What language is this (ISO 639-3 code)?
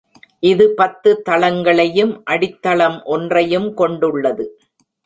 tam